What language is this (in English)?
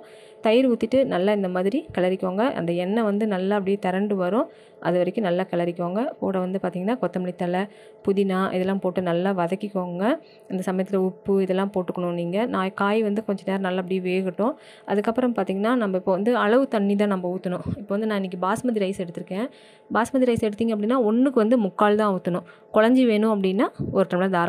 Tamil